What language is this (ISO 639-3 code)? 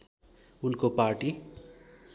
nep